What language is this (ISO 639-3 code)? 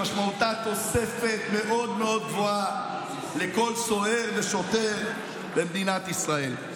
heb